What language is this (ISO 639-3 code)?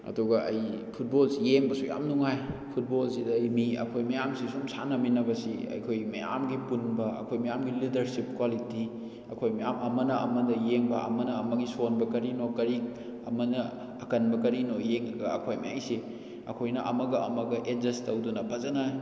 mni